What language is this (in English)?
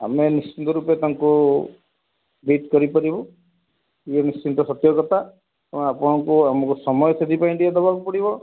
Odia